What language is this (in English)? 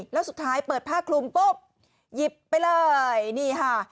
Thai